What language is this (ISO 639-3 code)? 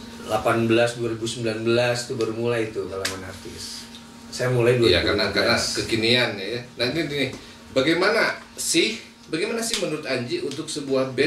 ind